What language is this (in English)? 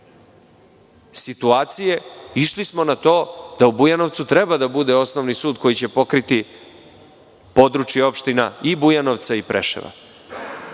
Serbian